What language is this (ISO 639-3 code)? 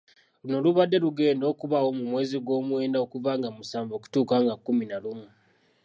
lug